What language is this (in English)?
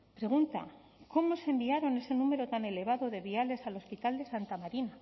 Spanish